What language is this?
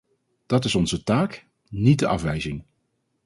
Dutch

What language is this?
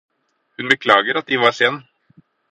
Norwegian Bokmål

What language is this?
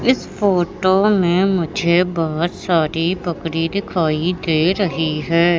Hindi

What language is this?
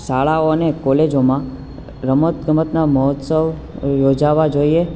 Gujarati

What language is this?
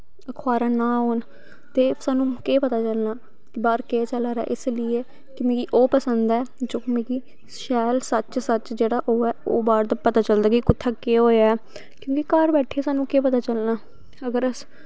Dogri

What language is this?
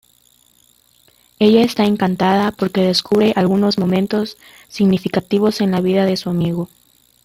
Spanish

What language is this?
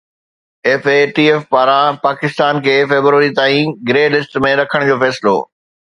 Sindhi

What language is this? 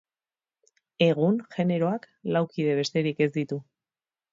Basque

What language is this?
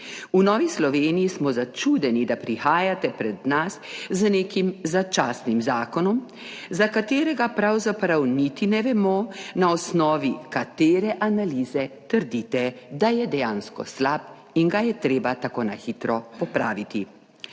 Slovenian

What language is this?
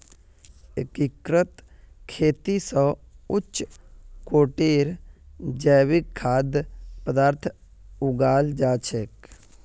Magahi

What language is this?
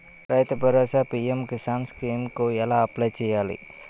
Telugu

